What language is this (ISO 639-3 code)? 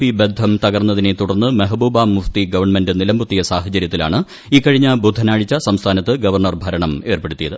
mal